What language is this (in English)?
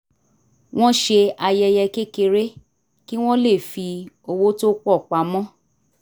Yoruba